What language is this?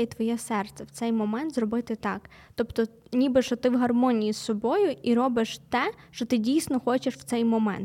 Ukrainian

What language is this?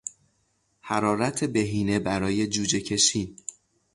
Persian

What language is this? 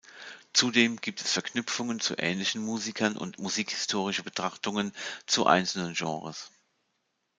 German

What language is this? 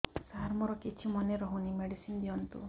Odia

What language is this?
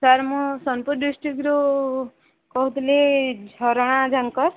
Odia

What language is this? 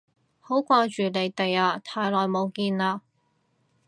Cantonese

